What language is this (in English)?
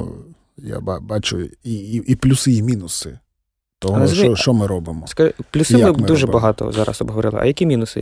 Ukrainian